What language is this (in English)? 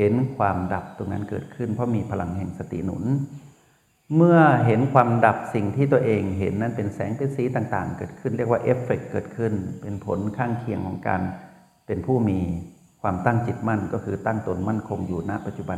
Thai